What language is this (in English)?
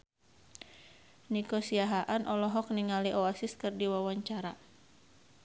Sundanese